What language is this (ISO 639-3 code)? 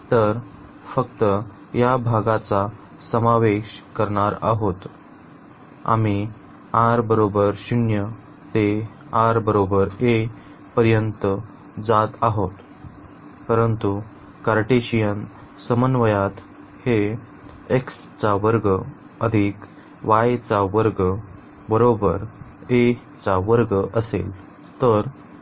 mar